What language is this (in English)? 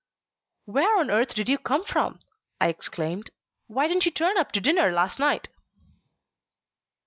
English